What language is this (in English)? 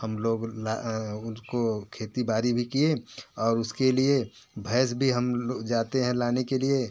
Hindi